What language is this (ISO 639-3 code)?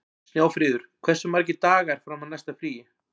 isl